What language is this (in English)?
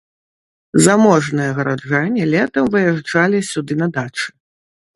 Belarusian